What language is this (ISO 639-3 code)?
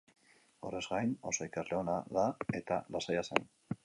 eus